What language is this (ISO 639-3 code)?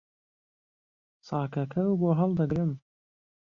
ckb